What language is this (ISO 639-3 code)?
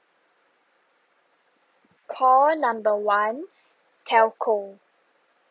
eng